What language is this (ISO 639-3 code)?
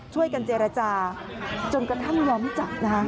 tha